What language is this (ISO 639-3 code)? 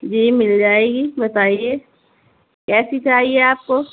urd